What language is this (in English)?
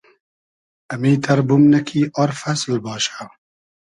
Hazaragi